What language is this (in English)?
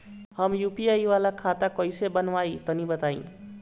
Bhojpuri